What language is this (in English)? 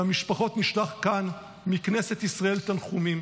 Hebrew